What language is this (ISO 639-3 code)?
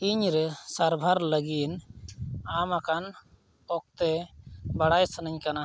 sat